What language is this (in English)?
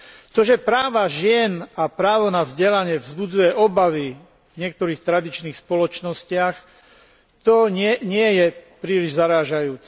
Slovak